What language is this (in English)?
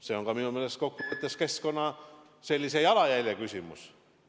Estonian